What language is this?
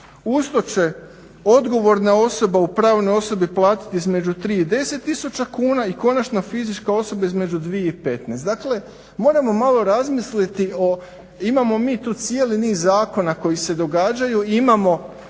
Croatian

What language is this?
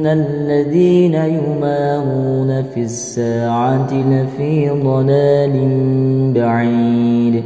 Arabic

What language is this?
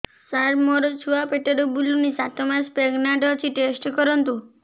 Odia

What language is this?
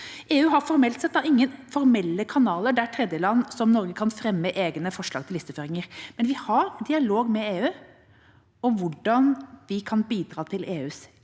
Norwegian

